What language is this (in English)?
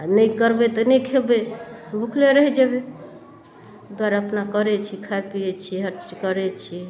Maithili